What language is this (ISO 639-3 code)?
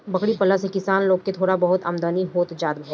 bho